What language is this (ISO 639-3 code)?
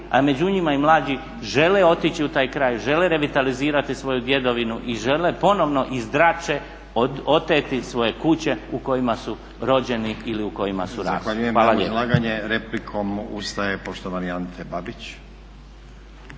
hrv